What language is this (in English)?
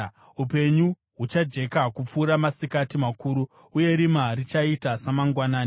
Shona